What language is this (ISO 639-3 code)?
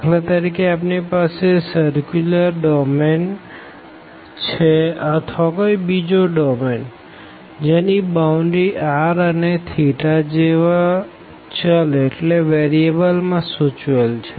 guj